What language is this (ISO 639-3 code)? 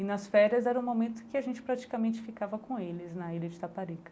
por